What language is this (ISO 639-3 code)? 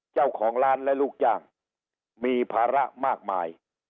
tha